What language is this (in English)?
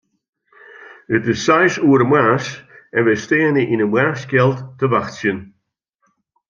Western Frisian